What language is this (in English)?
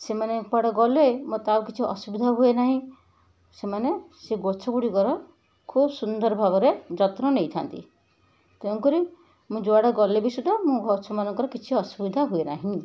Odia